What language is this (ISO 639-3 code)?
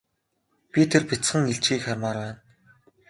mon